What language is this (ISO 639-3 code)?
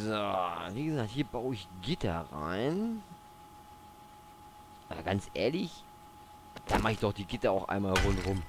deu